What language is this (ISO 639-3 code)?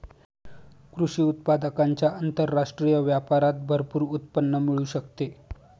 mar